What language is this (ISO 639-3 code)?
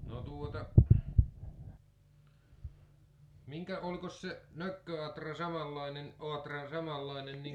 fin